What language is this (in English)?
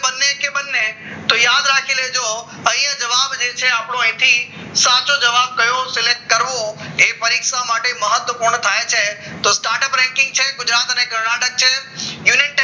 Gujarati